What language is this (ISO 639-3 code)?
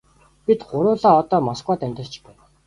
mon